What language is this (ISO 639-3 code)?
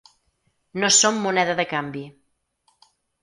cat